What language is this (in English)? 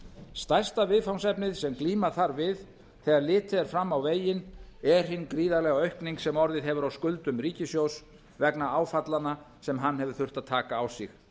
Icelandic